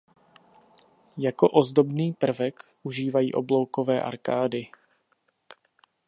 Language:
Czech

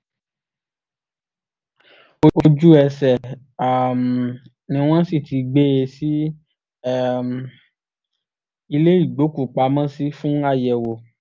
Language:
Yoruba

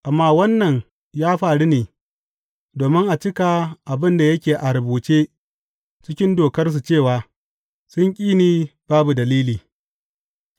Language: Hausa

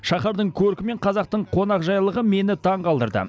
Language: Kazakh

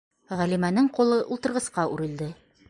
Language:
Bashkir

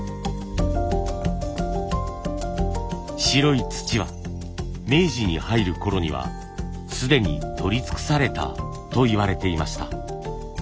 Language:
Japanese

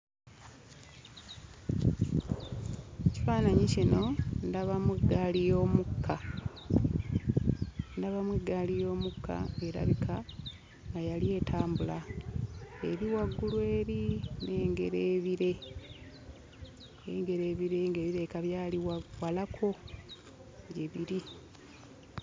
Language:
Ganda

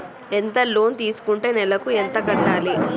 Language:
Telugu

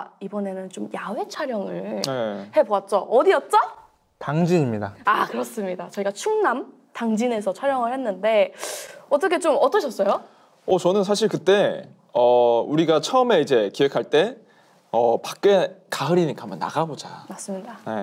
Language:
Korean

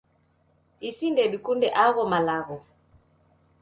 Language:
Taita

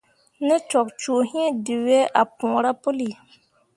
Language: Mundang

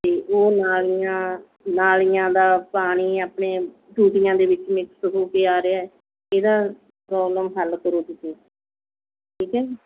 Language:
Punjabi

